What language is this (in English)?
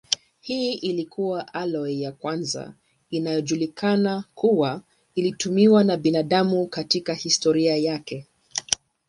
Swahili